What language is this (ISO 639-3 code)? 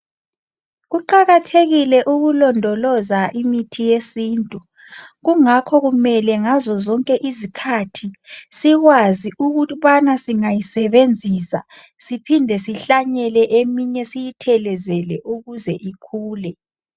nde